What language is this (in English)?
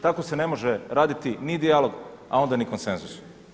Croatian